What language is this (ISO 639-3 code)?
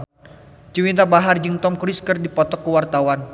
sun